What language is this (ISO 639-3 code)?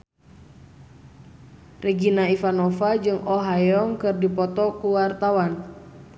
sun